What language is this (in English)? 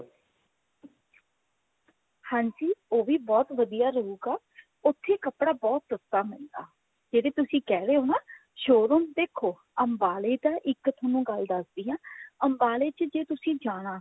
Punjabi